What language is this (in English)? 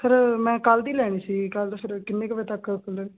Punjabi